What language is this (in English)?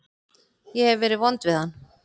Icelandic